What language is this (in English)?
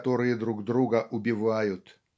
Russian